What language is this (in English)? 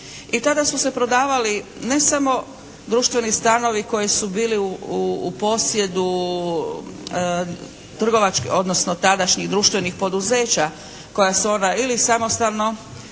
Croatian